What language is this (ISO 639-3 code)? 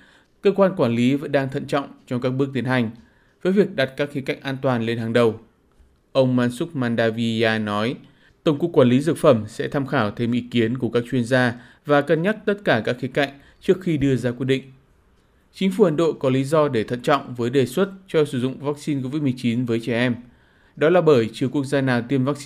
vie